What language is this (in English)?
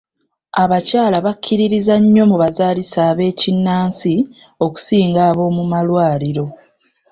Ganda